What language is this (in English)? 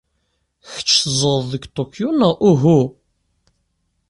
Kabyle